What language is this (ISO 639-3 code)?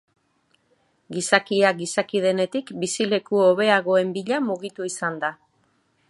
eus